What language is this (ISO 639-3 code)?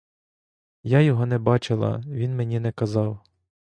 ukr